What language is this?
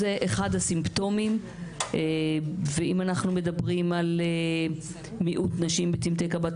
Hebrew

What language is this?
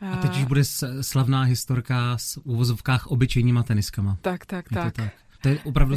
Czech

